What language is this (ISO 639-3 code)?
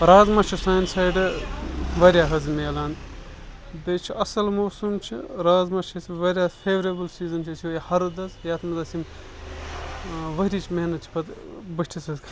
kas